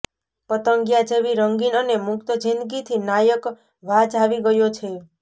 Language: Gujarati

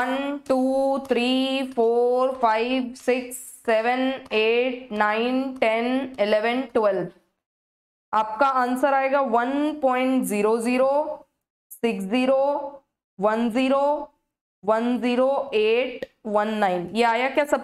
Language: Hindi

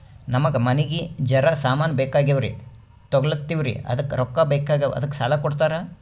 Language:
Kannada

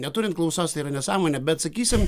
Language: Lithuanian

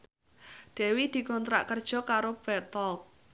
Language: Javanese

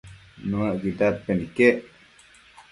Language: Matsés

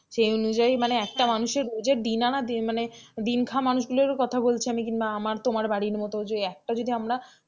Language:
Bangla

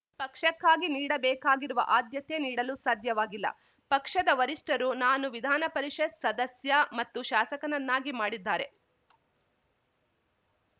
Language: Kannada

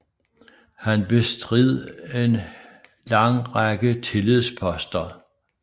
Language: Danish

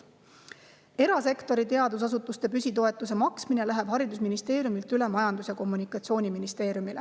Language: Estonian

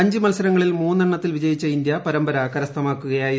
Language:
Malayalam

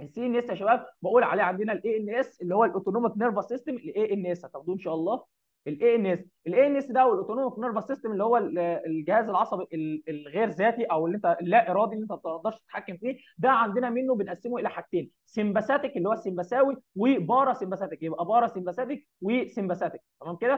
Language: Arabic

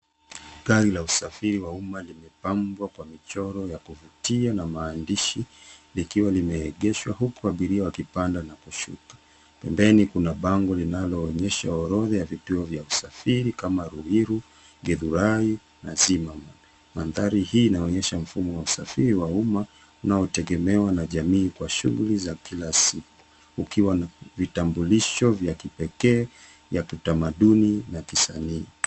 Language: Swahili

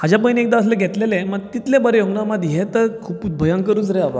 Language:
Konkani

